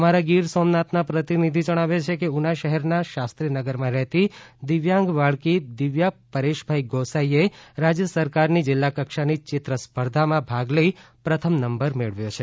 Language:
Gujarati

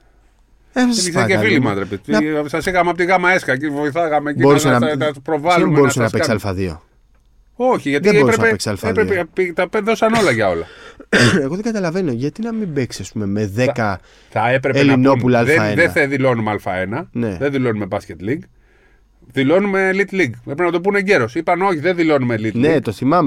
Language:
Greek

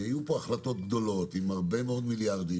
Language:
Hebrew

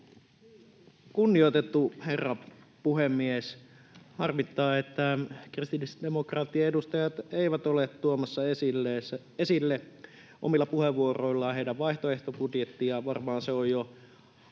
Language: Finnish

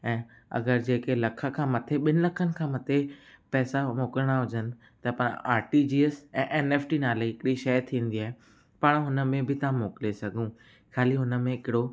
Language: Sindhi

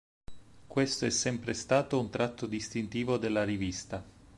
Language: Italian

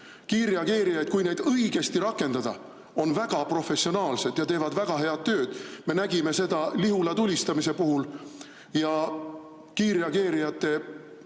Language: Estonian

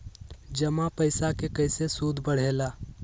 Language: Magahi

